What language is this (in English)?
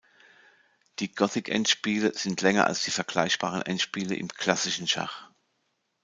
German